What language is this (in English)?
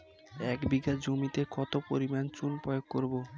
Bangla